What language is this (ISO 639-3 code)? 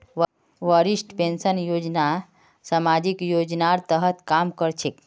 mag